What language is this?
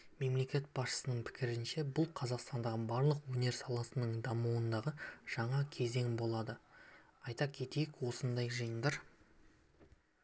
Kazakh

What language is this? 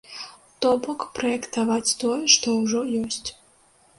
Belarusian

